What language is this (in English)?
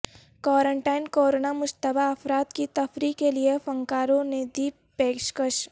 Urdu